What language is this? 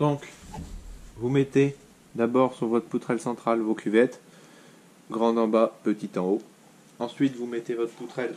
French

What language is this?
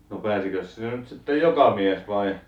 Finnish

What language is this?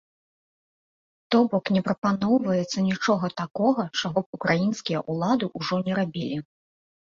Belarusian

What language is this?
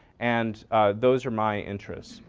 English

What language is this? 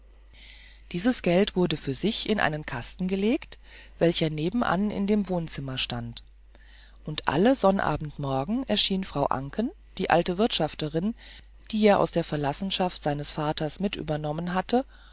German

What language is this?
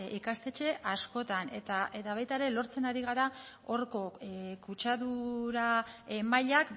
Basque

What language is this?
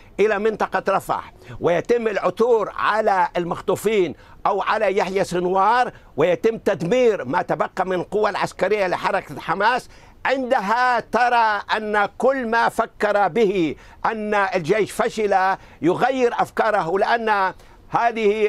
Arabic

